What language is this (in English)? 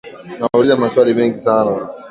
Swahili